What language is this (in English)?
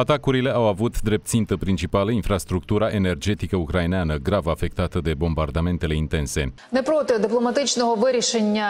Romanian